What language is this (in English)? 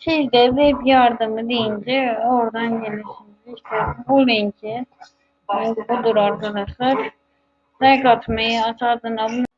Turkish